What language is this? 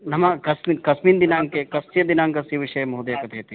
Sanskrit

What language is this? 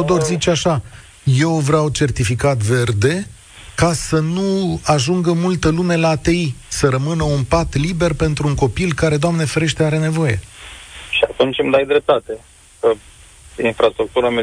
Romanian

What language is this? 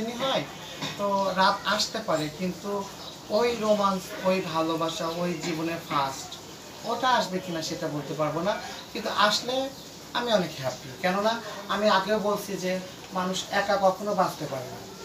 Bangla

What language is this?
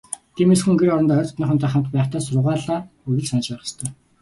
Mongolian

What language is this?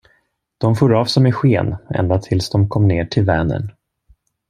Swedish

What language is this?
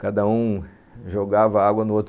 Portuguese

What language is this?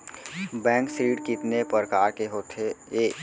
Chhattisgarhi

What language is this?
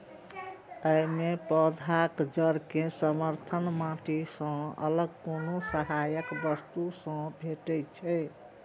Maithili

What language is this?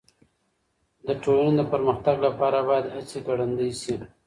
Pashto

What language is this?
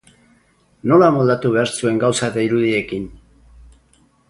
Basque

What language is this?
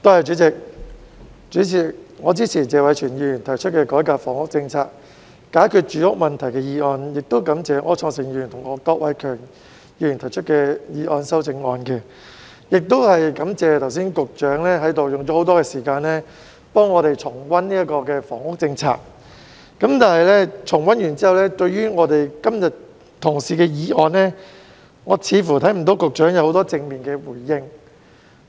Cantonese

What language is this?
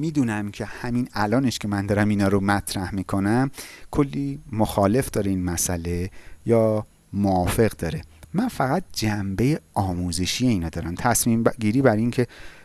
Persian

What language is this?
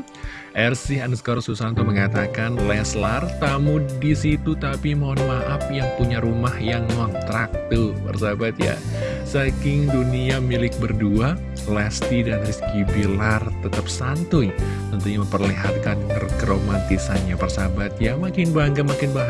Indonesian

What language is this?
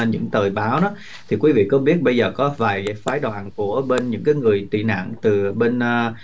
Vietnamese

